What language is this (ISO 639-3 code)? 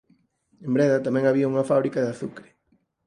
glg